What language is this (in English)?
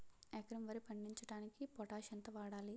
Telugu